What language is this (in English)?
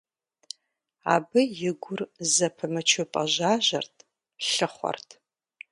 Kabardian